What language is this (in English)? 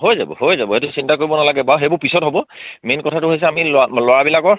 Assamese